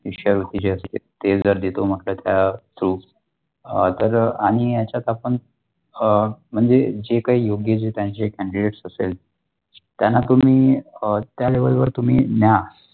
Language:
Marathi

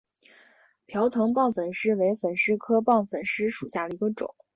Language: Chinese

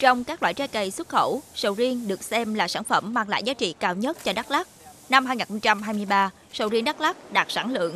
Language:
Vietnamese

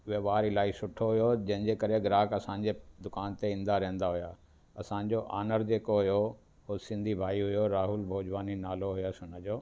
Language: Sindhi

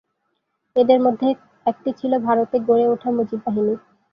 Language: Bangla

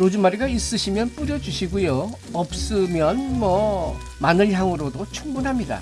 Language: Korean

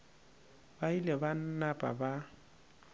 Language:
Northern Sotho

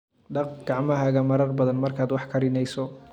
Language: Somali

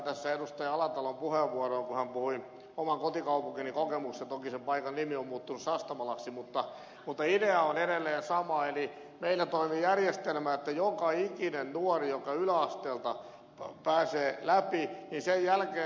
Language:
Finnish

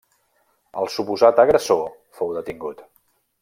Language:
Catalan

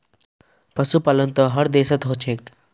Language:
Magahi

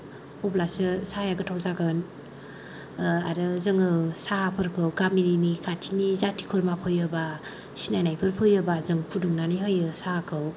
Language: Bodo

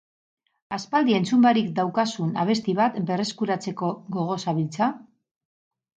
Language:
Basque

